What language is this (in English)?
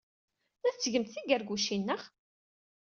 Kabyle